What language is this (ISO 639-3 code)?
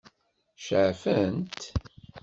kab